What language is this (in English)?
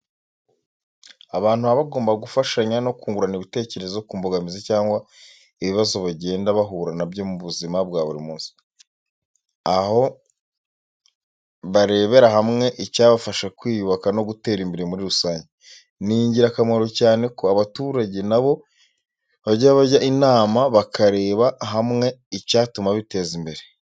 Kinyarwanda